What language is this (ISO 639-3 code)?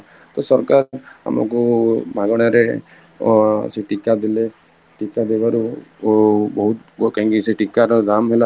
ori